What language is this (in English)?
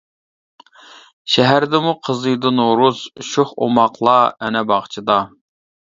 Uyghur